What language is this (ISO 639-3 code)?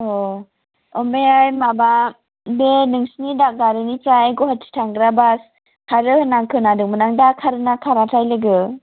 brx